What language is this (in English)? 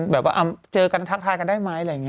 Thai